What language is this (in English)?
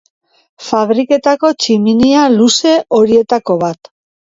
Basque